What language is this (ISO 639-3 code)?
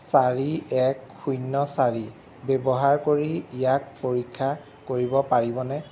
asm